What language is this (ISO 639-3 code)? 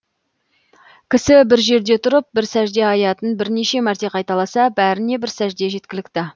kaz